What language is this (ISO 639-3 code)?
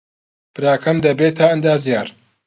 ckb